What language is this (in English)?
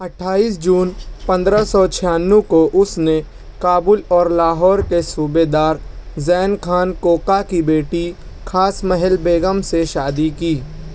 Urdu